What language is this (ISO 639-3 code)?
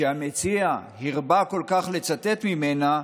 heb